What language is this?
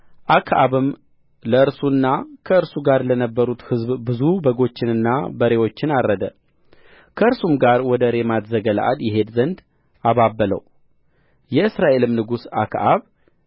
Amharic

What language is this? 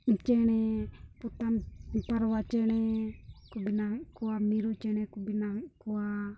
Santali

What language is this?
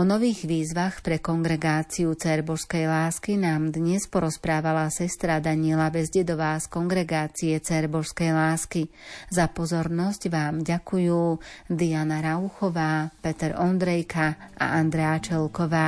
Slovak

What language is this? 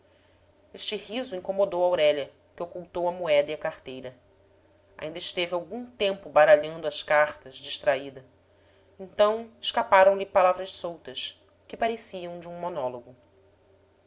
Portuguese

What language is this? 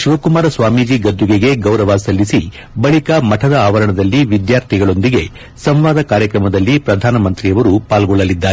Kannada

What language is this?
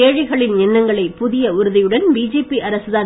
Tamil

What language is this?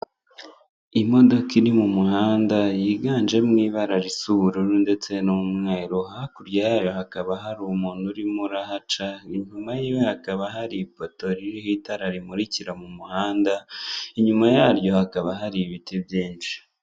Kinyarwanda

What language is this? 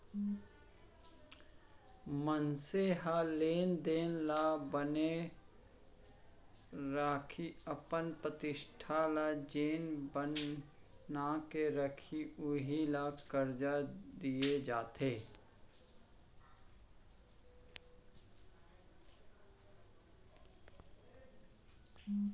Chhattisgarhi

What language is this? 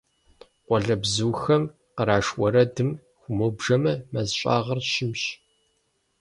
Kabardian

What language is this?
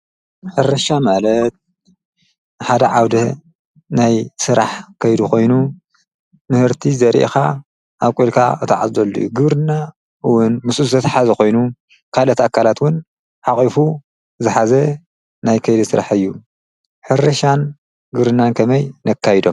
Tigrinya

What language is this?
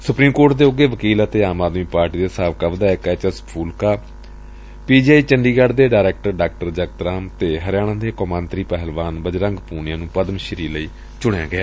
Punjabi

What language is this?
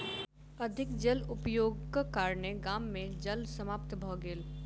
Maithili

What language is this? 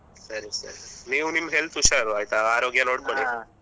Kannada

